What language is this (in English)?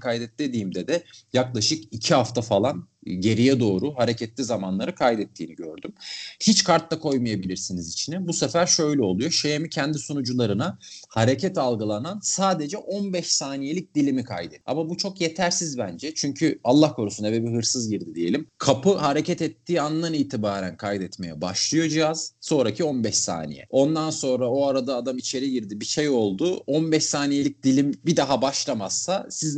Turkish